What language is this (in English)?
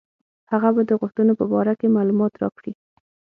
Pashto